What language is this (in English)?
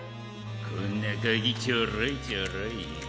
Japanese